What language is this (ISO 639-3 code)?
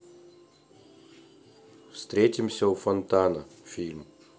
rus